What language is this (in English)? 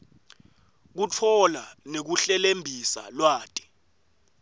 Swati